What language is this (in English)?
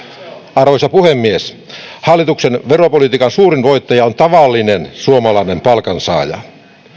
Finnish